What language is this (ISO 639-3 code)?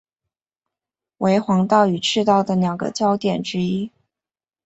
zho